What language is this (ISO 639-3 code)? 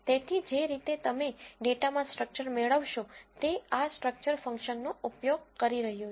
guj